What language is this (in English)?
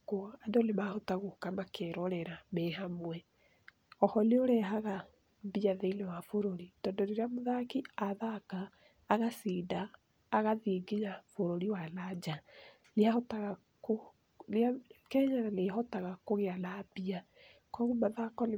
Kikuyu